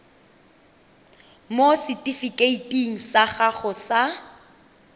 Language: Tswana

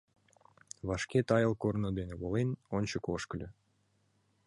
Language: Mari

